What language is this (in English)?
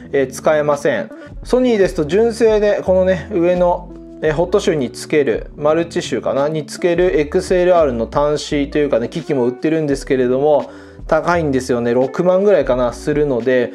Japanese